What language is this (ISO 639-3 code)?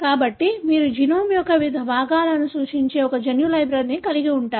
tel